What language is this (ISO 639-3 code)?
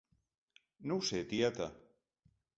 cat